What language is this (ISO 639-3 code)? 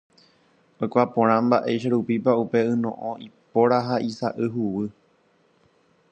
grn